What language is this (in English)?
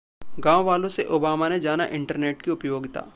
Hindi